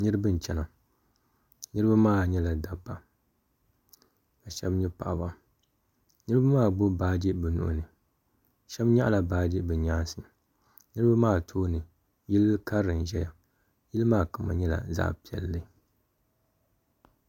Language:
Dagbani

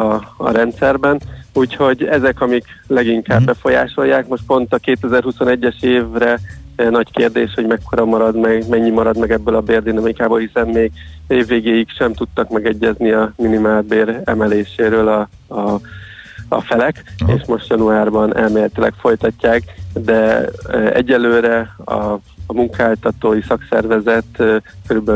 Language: Hungarian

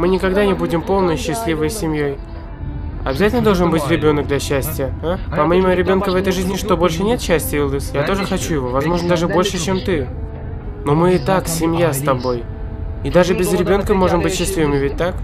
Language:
Russian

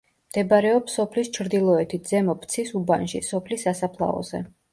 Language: Georgian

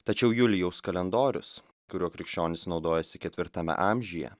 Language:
Lithuanian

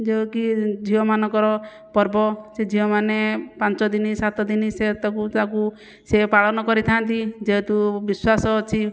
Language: Odia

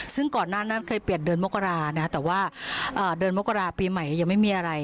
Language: Thai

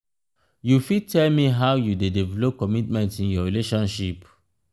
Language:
Nigerian Pidgin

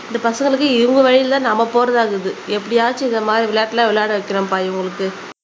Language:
Tamil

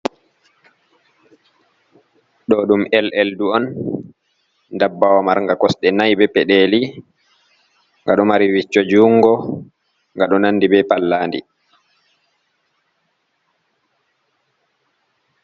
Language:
Fula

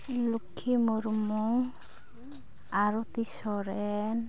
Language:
Santali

